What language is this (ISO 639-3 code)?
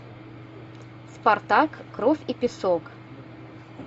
rus